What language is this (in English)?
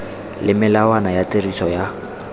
Tswana